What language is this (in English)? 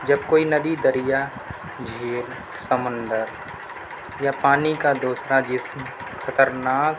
Urdu